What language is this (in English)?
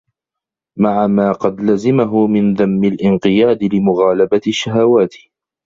Arabic